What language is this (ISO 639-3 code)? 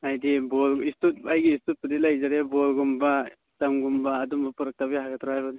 mni